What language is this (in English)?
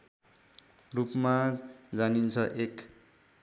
Nepali